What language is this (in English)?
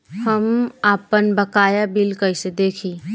Bhojpuri